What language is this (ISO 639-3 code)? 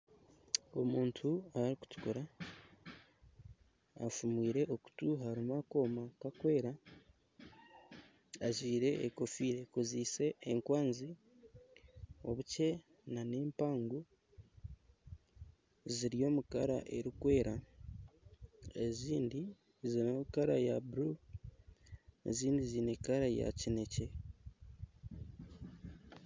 nyn